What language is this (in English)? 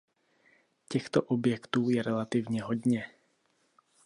Czech